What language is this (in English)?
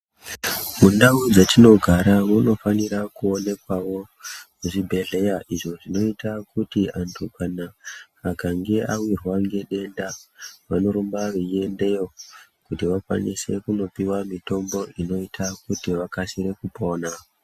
Ndau